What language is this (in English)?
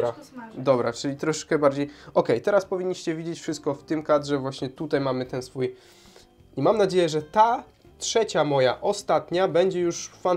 Polish